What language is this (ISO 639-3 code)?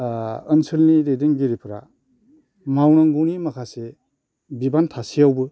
brx